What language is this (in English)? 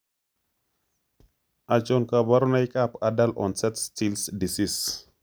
Kalenjin